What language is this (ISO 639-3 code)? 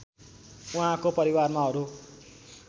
nep